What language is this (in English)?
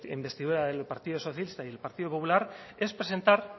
Spanish